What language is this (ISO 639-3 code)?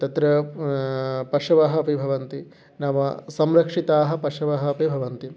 san